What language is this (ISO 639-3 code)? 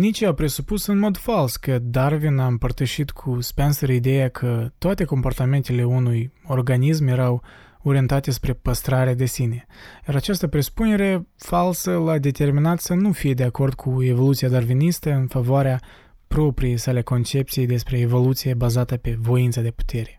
ron